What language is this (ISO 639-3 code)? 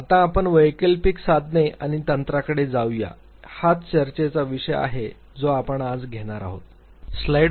mar